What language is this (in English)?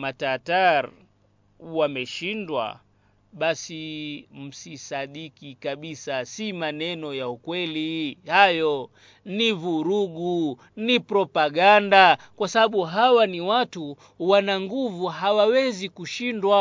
Swahili